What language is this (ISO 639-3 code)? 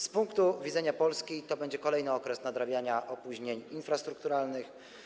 pol